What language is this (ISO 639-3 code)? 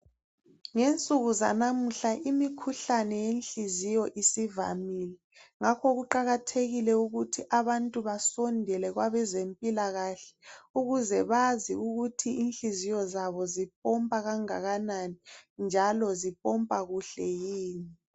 nde